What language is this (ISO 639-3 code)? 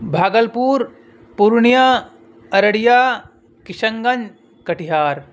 urd